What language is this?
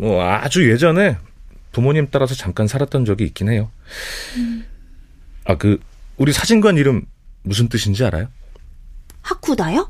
Korean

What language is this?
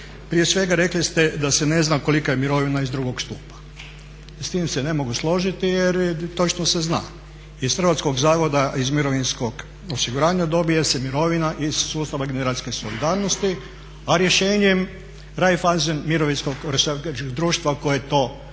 Croatian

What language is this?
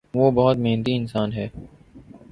Urdu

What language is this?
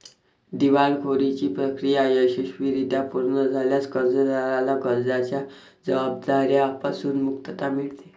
Marathi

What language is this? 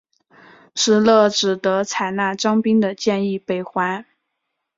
Chinese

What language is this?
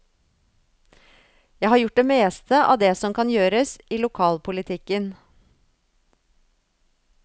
Norwegian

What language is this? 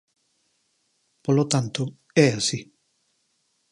Galician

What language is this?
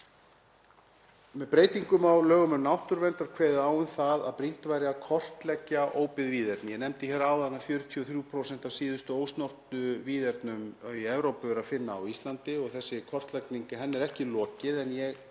Icelandic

